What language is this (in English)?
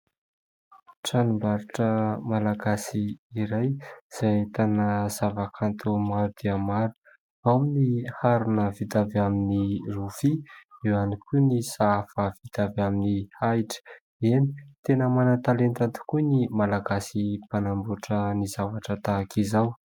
Malagasy